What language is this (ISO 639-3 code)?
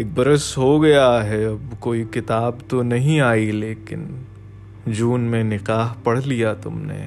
urd